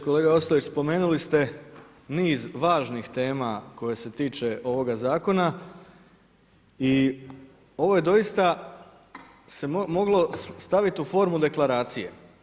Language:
Croatian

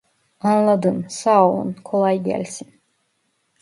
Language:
Turkish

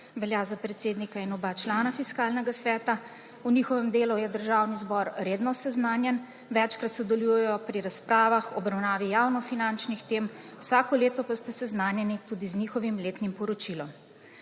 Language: Slovenian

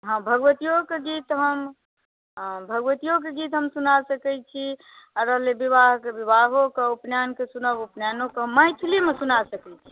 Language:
Maithili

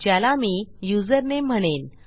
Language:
Marathi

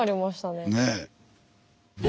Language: Japanese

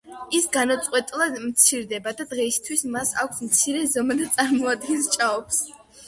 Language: Georgian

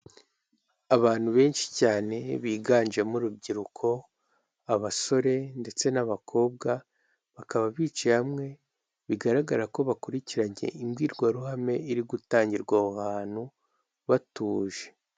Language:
Kinyarwanda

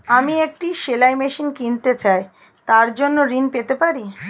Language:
Bangla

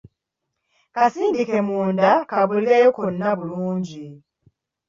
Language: Ganda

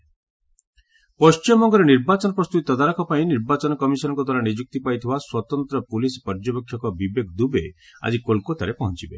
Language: Odia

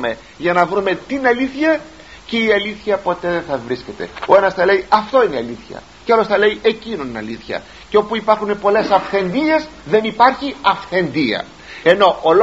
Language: Greek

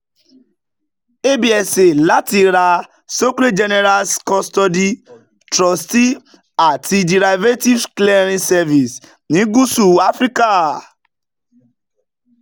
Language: Yoruba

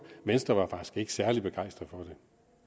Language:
Danish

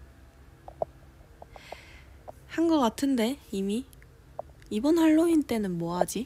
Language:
Korean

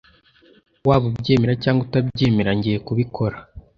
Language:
Kinyarwanda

